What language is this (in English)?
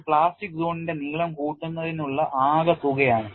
Malayalam